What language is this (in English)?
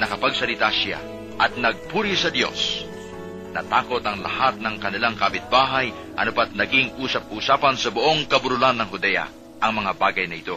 Filipino